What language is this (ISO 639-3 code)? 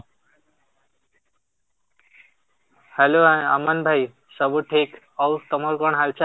ori